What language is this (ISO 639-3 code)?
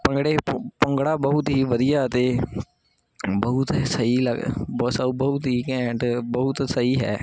pan